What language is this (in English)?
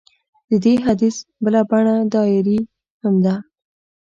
Pashto